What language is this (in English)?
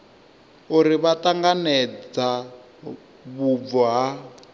Venda